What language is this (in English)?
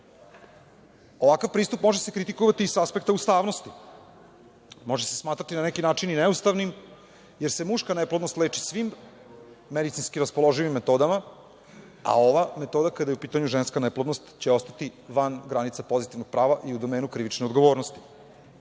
Serbian